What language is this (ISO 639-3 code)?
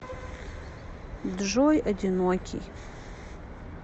rus